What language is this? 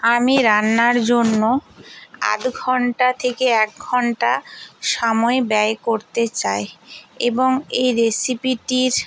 Bangla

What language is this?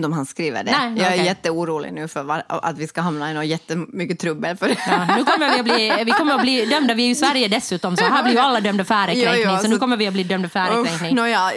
Swedish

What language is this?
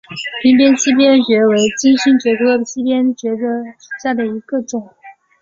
Chinese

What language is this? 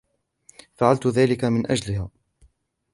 Arabic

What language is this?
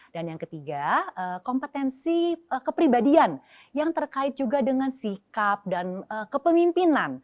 Indonesian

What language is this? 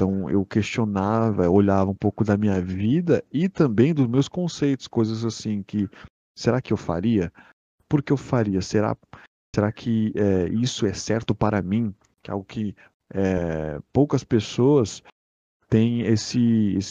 Portuguese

